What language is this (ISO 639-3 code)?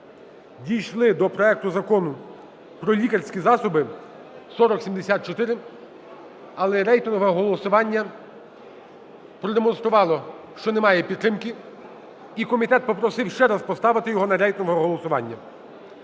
ukr